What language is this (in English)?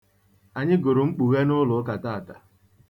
Igbo